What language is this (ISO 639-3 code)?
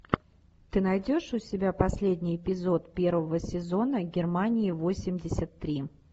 rus